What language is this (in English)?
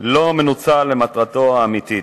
Hebrew